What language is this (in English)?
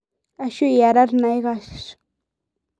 Masai